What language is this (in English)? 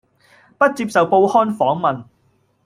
Cantonese